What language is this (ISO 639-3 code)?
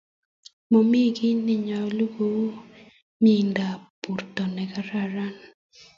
kln